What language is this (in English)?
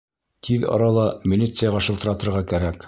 Bashkir